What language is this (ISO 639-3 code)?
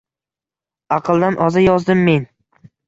uzb